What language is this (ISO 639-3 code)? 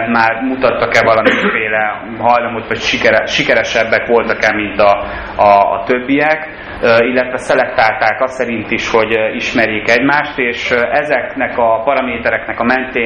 hun